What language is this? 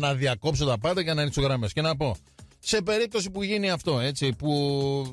Greek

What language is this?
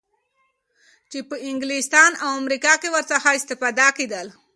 Pashto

